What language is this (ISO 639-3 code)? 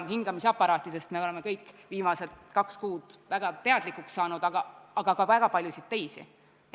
est